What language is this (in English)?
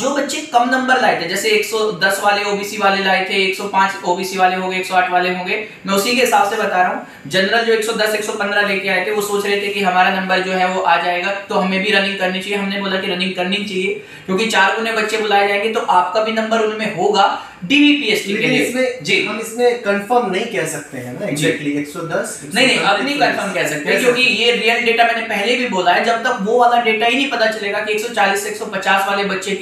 Hindi